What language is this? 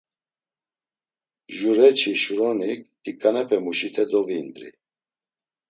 Laz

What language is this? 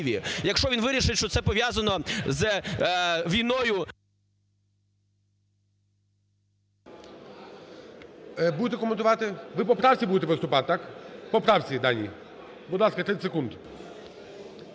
Ukrainian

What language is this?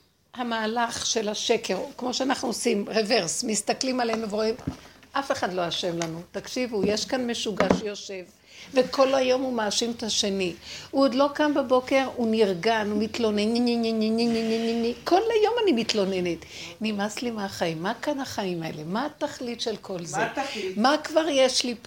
Hebrew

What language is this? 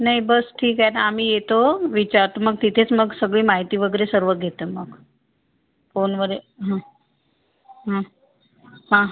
Marathi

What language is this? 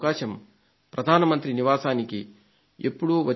Telugu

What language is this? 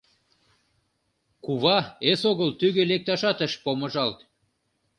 Mari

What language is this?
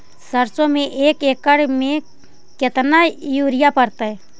Magahi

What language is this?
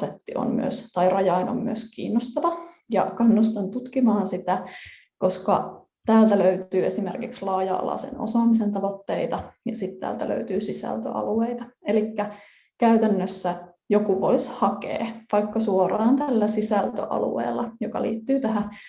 Finnish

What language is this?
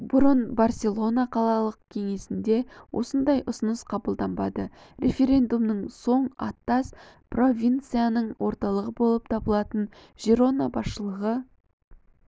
Kazakh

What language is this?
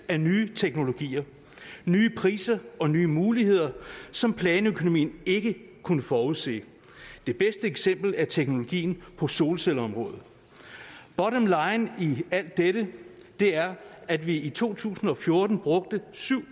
Danish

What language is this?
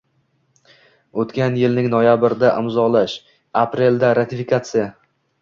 Uzbek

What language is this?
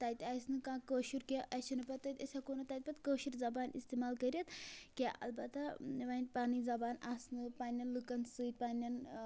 Kashmiri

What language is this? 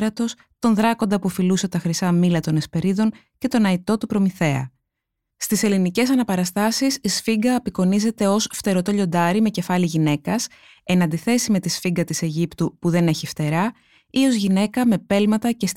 Greek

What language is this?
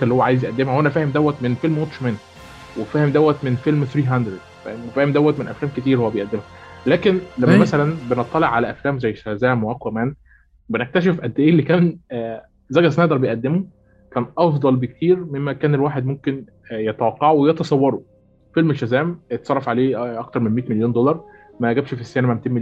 Arabic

